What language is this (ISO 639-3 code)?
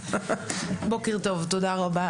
heb